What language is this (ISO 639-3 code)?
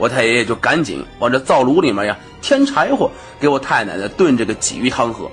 zho